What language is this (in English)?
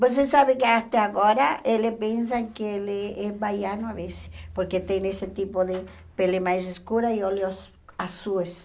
Portuguese